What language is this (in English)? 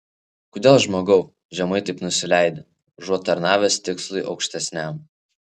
Lithuanian